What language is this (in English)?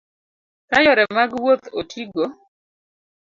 Luo (Kenya and Tanzania)